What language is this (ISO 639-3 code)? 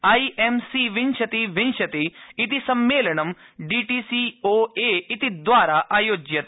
san